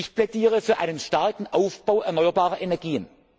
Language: German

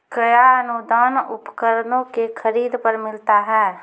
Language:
Maithili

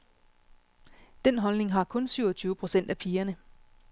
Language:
Danish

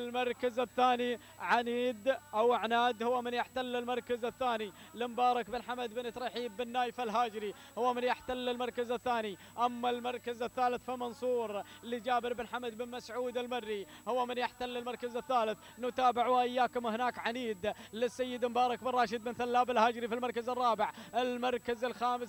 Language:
Arabic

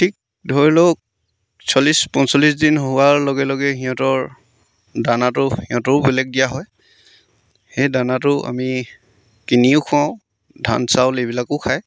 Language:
Assamese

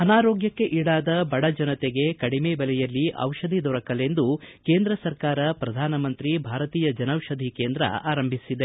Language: Kannada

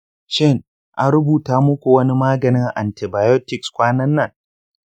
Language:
Hausa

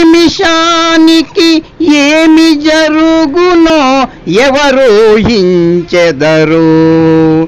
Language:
Hindi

